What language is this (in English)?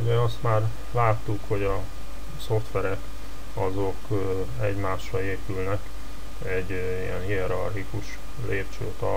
Hungarian